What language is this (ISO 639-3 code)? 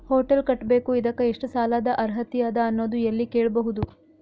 kan